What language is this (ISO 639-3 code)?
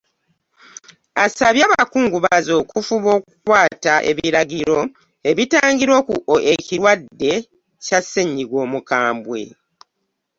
lug